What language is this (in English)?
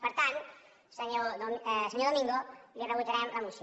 Catalan